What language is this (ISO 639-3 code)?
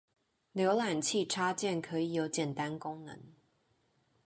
zho